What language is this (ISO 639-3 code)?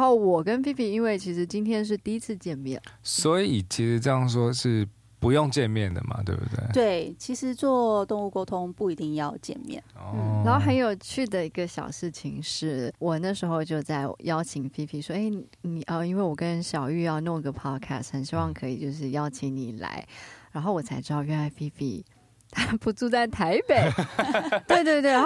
zho